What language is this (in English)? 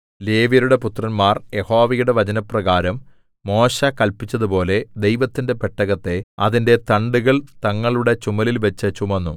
Malayalam